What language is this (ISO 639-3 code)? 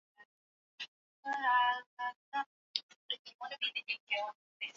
swa